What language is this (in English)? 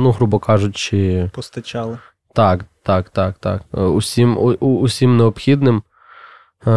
Ukrainian